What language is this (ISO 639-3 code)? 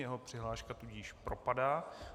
ces